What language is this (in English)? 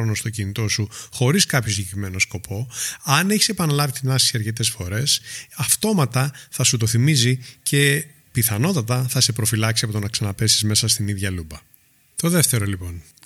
Greek